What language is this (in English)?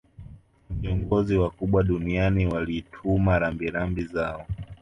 Swahili